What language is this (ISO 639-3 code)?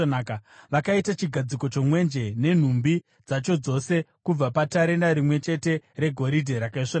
sna